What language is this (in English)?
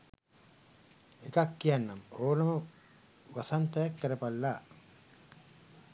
Sinhala